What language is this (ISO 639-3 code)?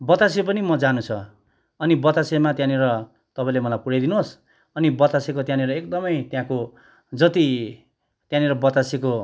nep